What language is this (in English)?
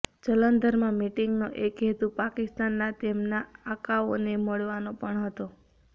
Gujarati